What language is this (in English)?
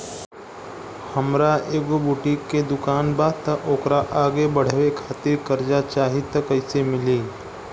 Bhojpuri